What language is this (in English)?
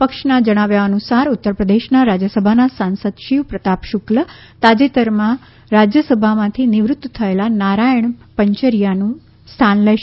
Gujarati